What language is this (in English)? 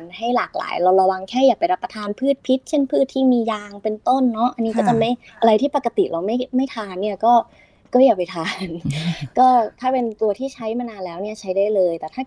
Thai